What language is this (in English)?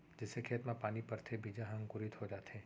Chhattisgarhi